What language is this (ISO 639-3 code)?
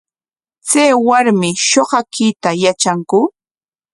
qwa